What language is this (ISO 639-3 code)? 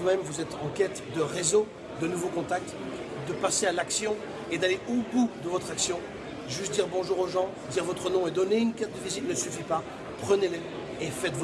fra